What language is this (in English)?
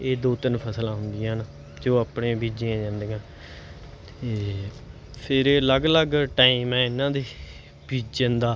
Punjabi